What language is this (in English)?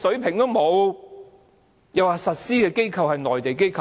Cantonese